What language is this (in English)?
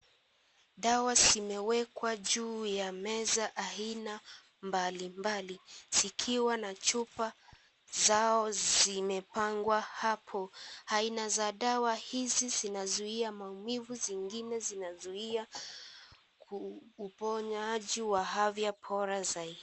Swahili